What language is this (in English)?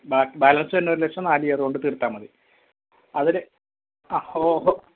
Malayalam